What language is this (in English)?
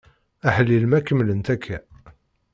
Kabyle